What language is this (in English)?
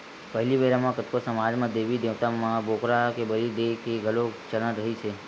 Chhattisgarhi